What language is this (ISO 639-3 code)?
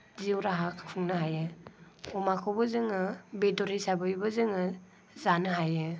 brx